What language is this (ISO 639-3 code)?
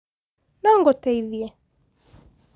kik